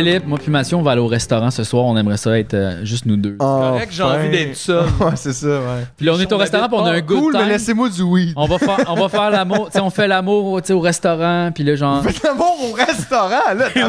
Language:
French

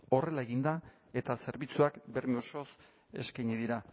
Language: Basque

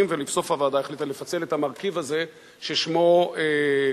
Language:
Hebrew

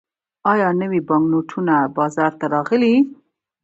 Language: Pashto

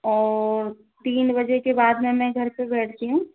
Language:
Hindi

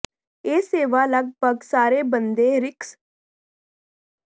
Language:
Punjabi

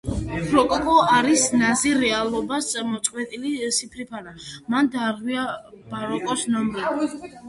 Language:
Georgian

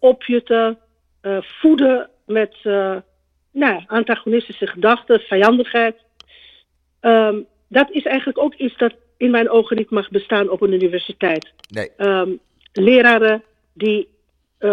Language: Dutch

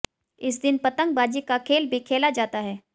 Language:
Hindi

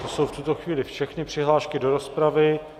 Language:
Czech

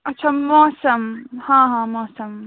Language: Kashmiri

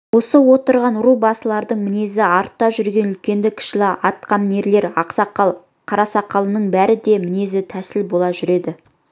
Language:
Kazakh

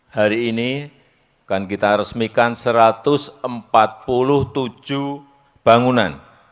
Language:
Indonesian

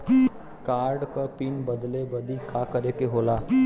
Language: Bhojpuri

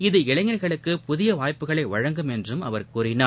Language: Tamil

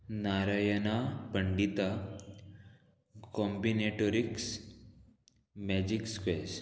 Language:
Konkani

